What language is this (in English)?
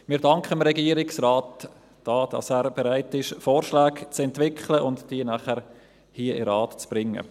Swiss German